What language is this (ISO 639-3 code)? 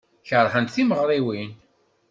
kab